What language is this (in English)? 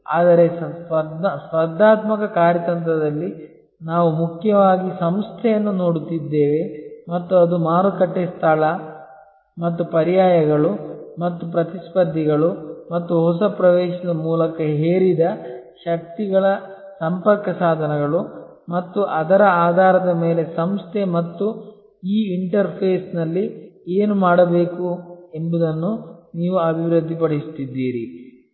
Kannada